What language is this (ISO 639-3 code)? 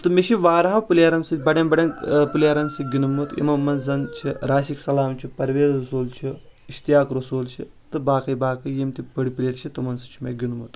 kas